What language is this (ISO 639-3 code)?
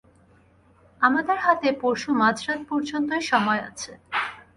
ben